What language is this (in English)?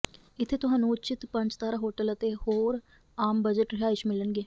Punjabi